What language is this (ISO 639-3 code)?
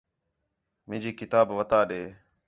xhe